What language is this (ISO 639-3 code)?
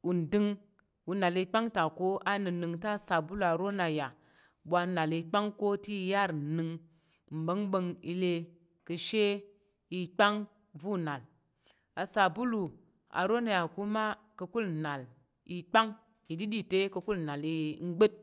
yer